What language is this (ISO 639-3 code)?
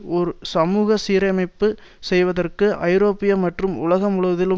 tam